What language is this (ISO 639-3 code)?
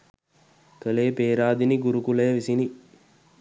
sin